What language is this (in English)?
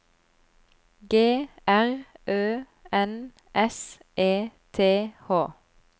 Norwegian